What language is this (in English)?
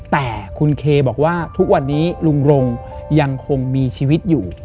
Thai